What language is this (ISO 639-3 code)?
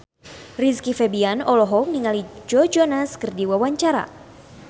sun